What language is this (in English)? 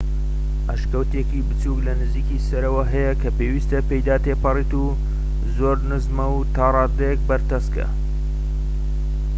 Central Kurdish